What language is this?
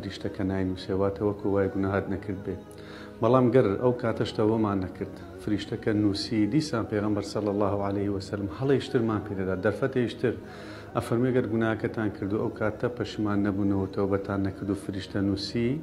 Arabic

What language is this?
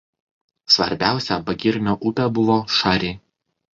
Lithuanian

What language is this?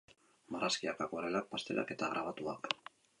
Basque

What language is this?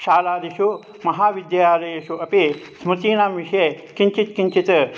Sanskrit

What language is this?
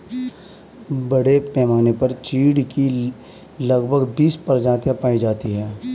Hindi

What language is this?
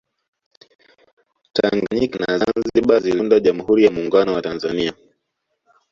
Swahili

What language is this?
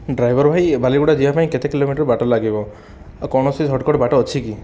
Odia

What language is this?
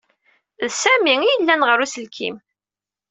Kabyle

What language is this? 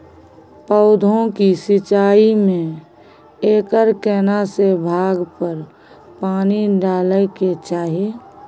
Maithili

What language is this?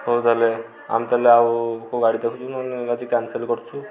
Odia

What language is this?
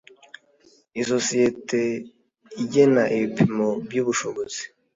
Kinyarwanda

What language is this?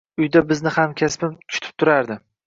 Uzbek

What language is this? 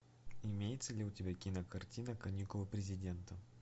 Russian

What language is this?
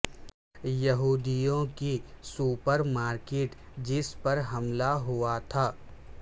Urdu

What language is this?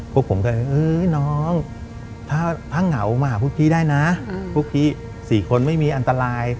Thai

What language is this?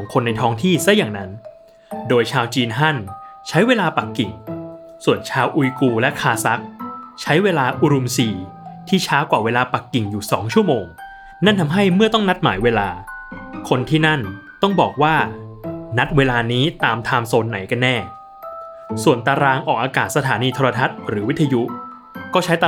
Thai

